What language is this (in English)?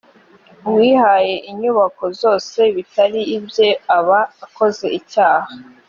Kinyarwanda